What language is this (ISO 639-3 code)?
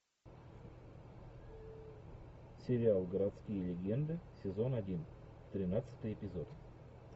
rus